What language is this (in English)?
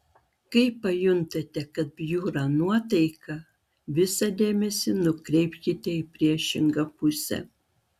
Lithuanian